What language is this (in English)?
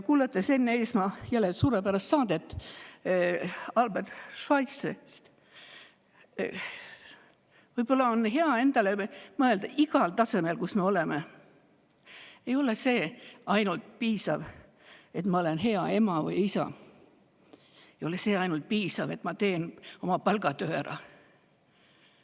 Estonian